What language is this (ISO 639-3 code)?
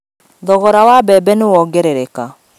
kik